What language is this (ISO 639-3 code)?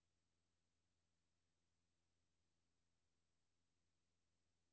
dan